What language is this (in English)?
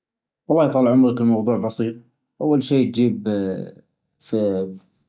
Najdi Arabic